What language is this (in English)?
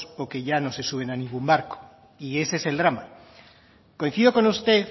Spanish